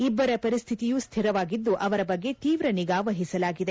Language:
Kannada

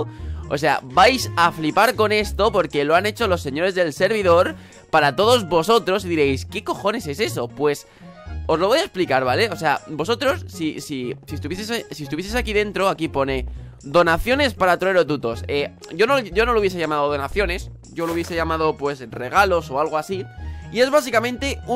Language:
Spanish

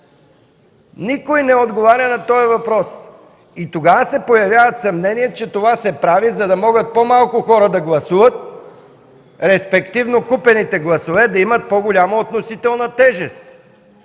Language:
Bulgarian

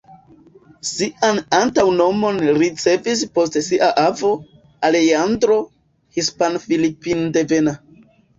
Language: Esperanto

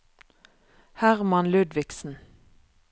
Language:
Norwegian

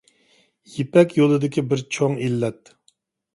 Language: Uyghur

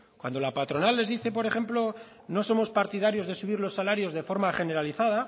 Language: Spanish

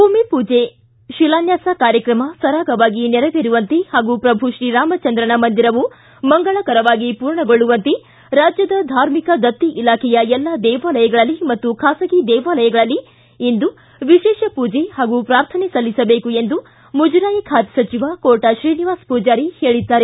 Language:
Kannada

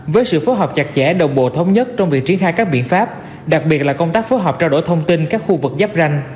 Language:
Vietnamese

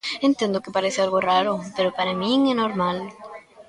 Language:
Galician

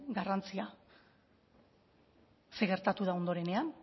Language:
Basque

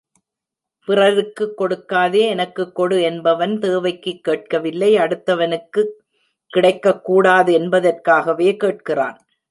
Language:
Tamil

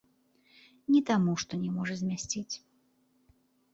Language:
Belarusian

